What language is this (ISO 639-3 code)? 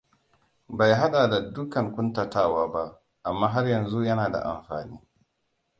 hau